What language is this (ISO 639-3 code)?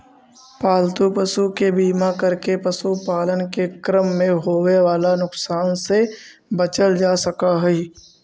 mag